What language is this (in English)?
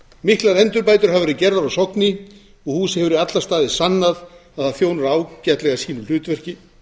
Icelandic